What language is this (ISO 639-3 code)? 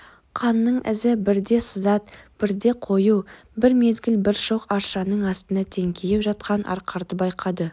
kaz